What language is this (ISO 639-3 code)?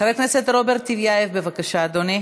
heb